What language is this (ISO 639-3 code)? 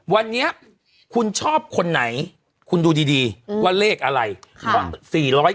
tha